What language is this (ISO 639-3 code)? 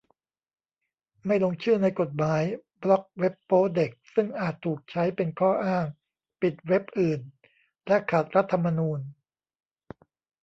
tha